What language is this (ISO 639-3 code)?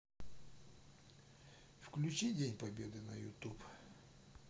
rus